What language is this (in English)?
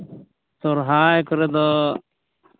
Santali